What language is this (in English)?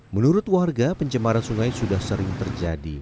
Indonesian